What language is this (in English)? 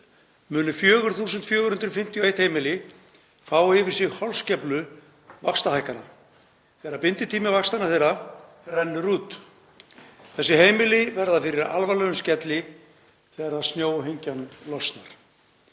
Icelandic